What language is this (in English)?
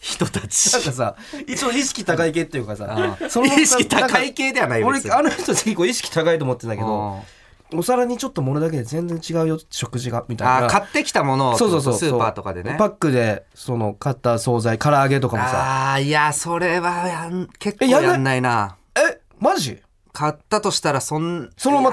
Japanese